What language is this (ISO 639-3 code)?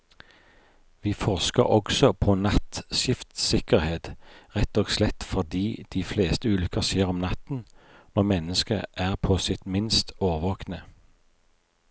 nor